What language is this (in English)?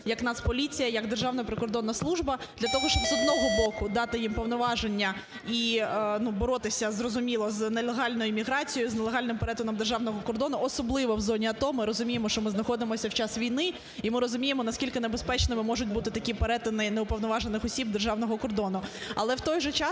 Ukrainian